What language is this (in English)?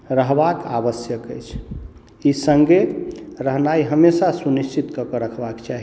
Maithili